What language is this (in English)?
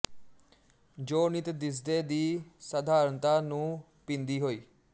Punjabi